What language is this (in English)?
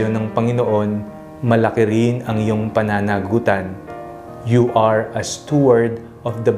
Filipino